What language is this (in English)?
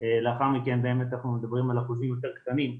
Hebrew